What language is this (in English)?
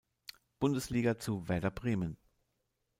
German